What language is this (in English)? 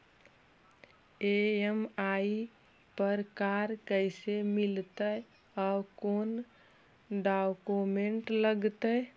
Magahi